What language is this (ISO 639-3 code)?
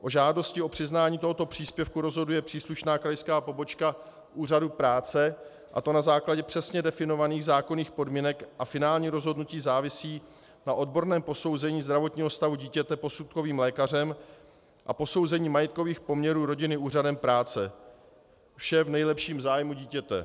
ces